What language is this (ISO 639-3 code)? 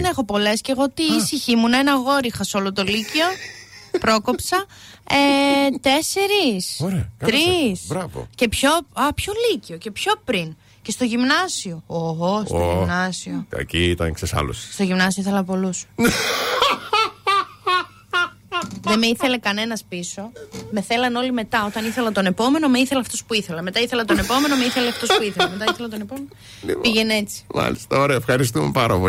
ell